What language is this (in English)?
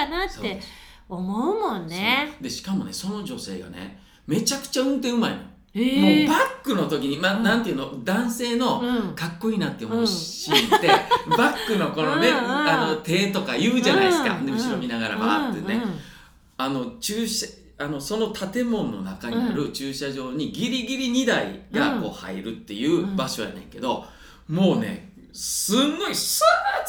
Japanese